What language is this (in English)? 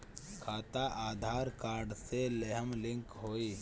Bhojpuri